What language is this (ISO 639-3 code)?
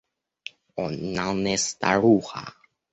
rus